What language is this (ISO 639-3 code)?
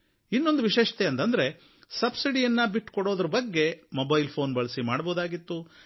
kan